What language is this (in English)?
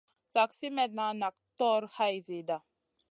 Masana